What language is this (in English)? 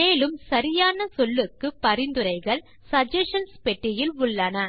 Tamil